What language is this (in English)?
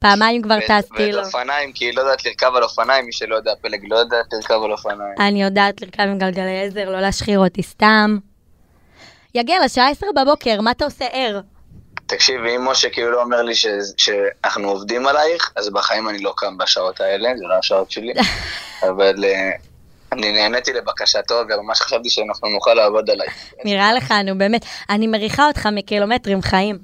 Hebrew